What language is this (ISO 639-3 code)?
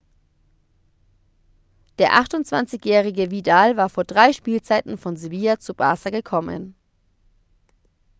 deu